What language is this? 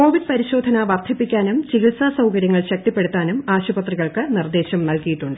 Malayalam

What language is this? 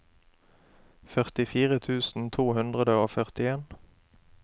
Norwegian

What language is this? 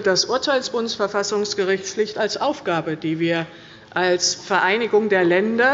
German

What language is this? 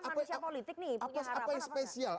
Indonesian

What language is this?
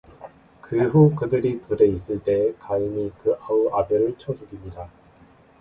Korean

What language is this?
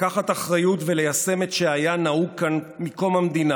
Hebrew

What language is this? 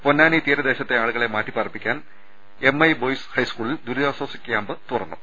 Malayalam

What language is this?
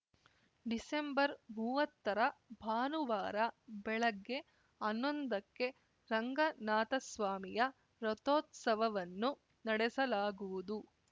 Kannada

